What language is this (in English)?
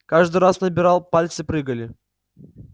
Russian